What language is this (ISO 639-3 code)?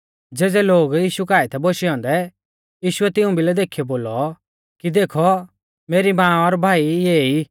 bfz